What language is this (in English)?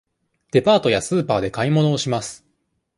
Japanese